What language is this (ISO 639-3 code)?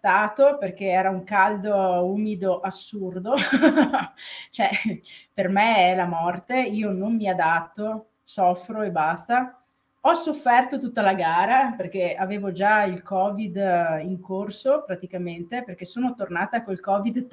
ita